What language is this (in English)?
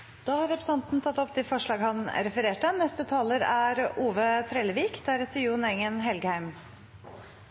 Norwegian